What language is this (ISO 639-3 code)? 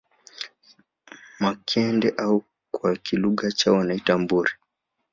swa